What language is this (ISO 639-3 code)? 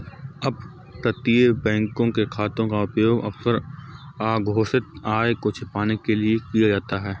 hin